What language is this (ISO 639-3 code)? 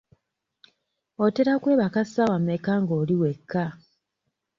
lug